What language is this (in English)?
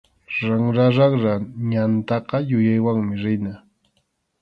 Arequipa-La Unión Quechua